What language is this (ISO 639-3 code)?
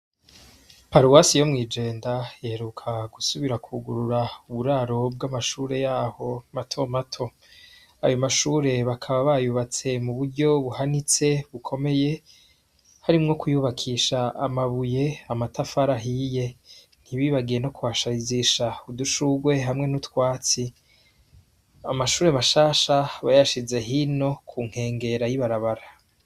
run